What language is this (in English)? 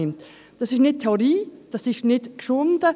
Swiss German